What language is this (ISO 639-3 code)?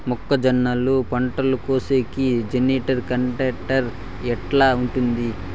tel